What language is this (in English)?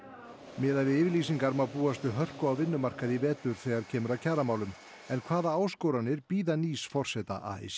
Icelandic